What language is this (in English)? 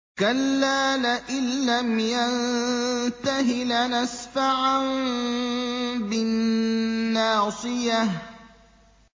Arabic